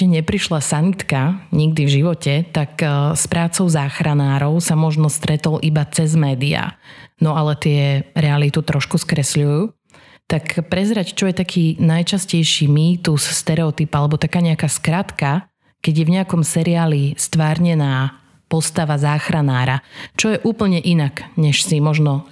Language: Slovak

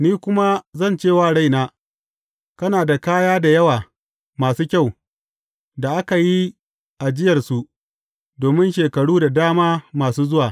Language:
Hausa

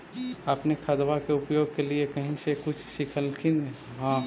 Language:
Magahi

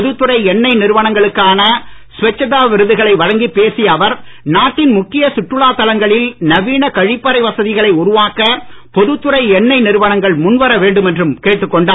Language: Tamil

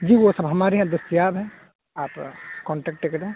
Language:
Urdu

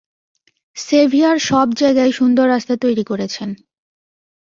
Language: Bangla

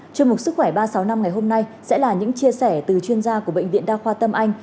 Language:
Vietnamese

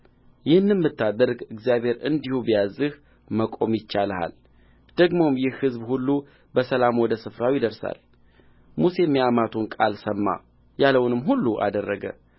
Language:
Amharic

